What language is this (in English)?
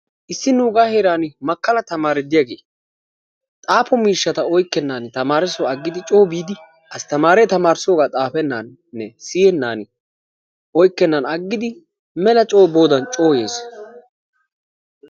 Wolaytta